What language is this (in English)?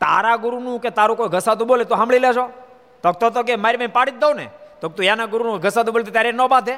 Gujarati